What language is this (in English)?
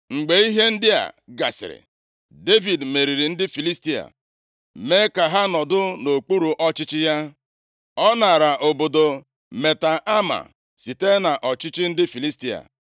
Igbo